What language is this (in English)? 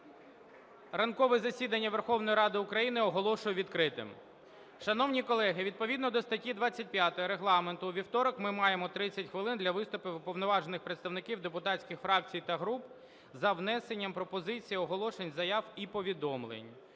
Ukrainian